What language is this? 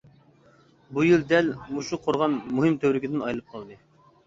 Uyghur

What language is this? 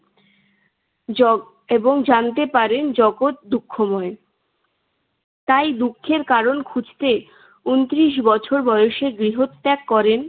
Bangla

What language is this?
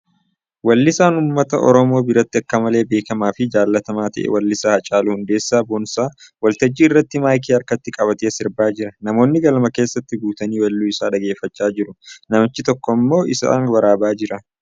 Oromo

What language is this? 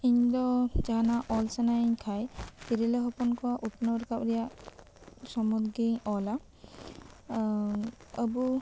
Santali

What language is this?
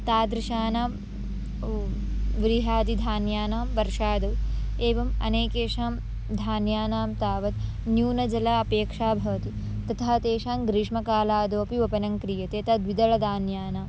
Sanskrit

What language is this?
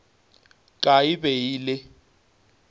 Northern Sotho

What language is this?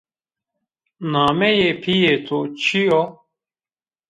Zaza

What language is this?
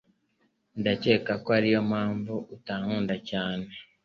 Kinyarwanda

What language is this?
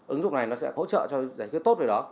Vietnamese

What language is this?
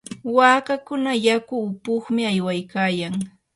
Yanahuanca Pasco Quechua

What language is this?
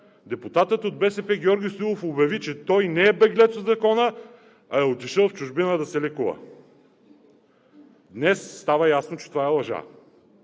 Bulgarian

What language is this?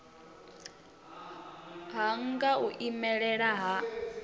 Venda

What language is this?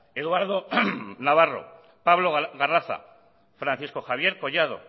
Spanish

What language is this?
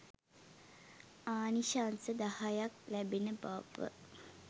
Sinhala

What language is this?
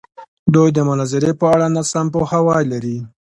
Pashto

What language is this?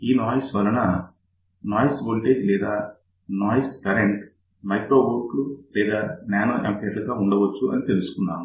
Telugu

